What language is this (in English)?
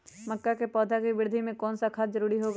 Magahi